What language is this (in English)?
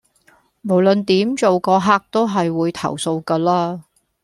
Cantonese